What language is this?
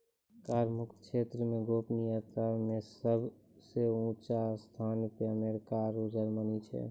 Maithili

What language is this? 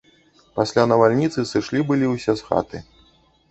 Belarusian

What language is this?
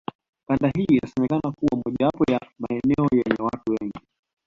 Swahili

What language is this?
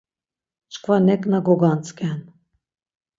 Laz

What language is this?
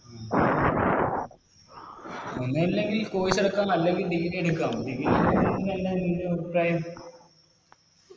Malayalam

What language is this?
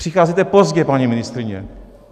Czech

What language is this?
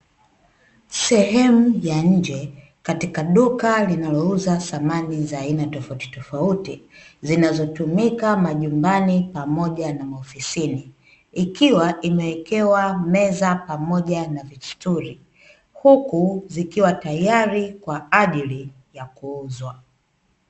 Swahili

